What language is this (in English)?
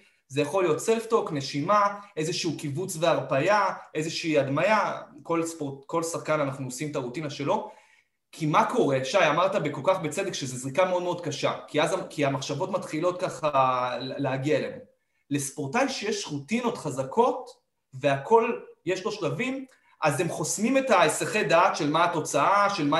Hebrew